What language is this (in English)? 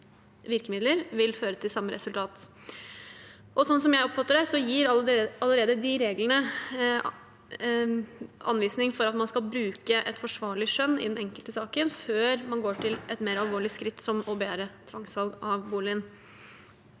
Norwegian